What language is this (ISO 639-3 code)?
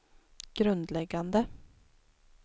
swe